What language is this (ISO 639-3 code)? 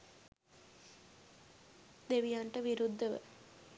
sin